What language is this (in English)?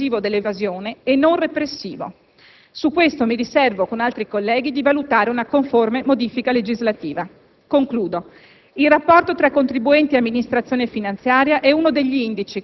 Italian